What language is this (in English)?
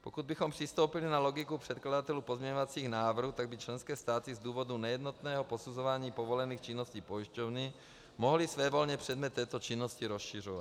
Czech